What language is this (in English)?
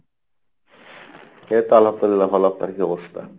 Bangla